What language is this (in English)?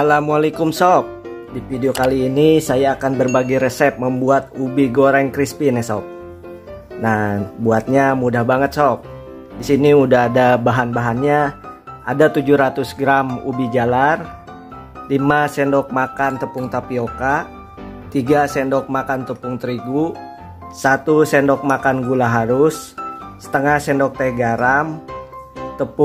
Indonesian